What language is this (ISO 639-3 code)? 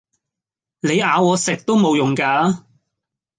yue